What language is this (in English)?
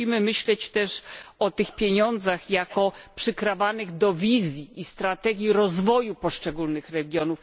Polish